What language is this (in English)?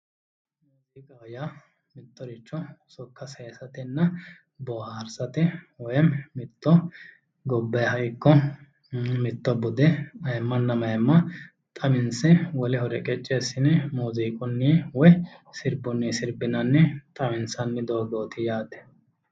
Sidamo